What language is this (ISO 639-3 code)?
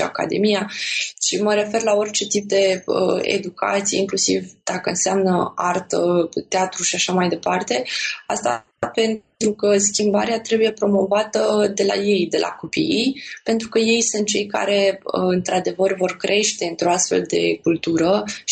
ron